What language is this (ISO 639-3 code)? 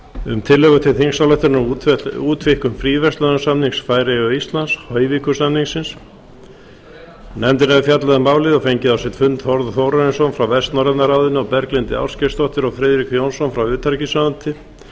isl